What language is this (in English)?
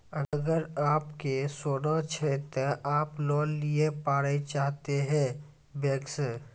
Maithili